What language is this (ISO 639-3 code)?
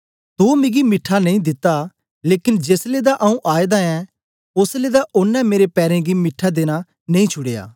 doi